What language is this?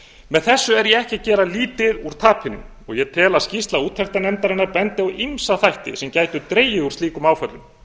Icelandic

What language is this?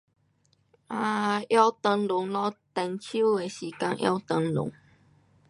Pu-Xian Chinese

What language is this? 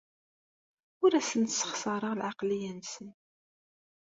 Kabyle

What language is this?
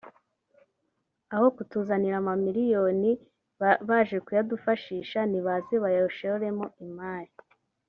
Kinyarwanda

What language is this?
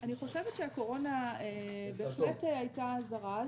Hebrew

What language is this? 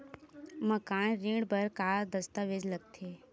Chhattisgarhi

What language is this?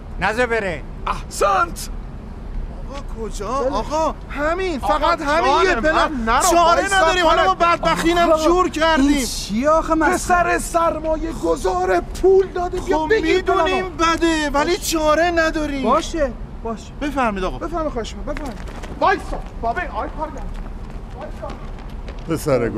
Persian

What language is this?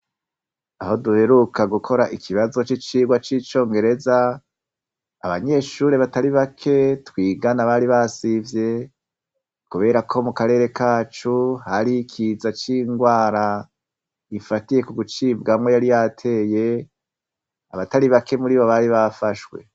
Rundi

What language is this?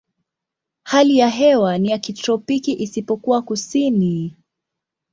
Swahili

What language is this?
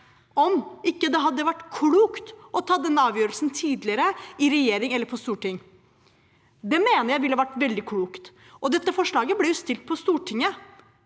Norwegian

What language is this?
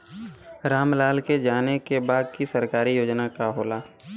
Bhojpuri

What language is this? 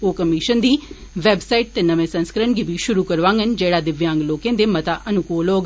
Dogri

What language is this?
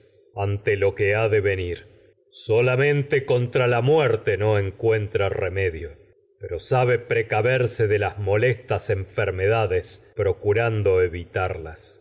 Spanish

